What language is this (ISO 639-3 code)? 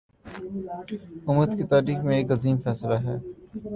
urd